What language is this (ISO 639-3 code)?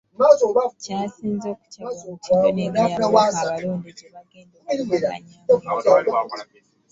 lug